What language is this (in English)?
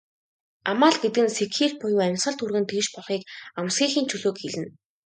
Mongolian